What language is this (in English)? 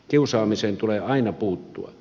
Finnish